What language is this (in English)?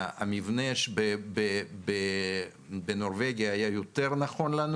Hebrew